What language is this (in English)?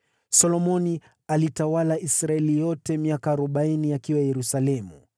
Swahili